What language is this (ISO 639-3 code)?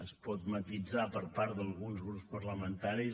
cat